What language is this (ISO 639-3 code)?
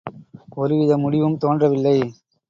tam